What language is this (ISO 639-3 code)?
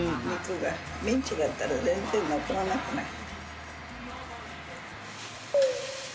jpn